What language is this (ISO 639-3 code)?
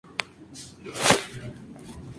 spa